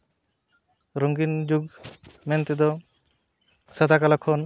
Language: Santali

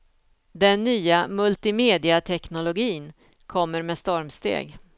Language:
Swedish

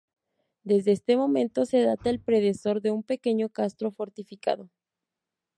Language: Spanish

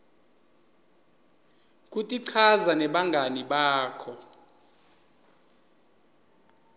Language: Swati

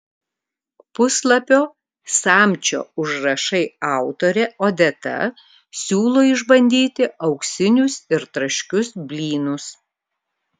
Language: Lithuanian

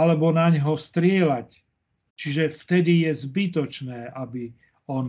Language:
Slovak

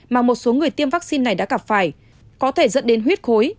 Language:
Vietnamese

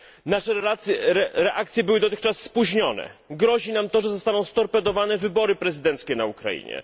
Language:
Polish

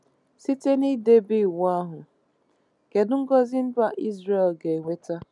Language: Igbo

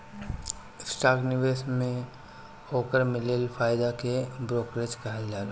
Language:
Bhojpuri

